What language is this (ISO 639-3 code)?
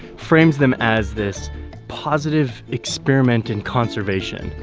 eng